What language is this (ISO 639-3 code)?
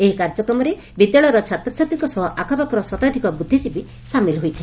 ori